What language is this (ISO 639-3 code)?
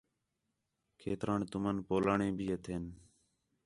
xhe